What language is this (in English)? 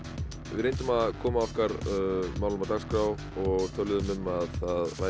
Icelandic